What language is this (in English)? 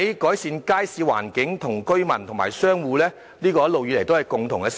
Cantonese